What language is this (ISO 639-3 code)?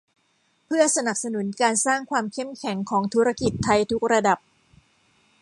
tha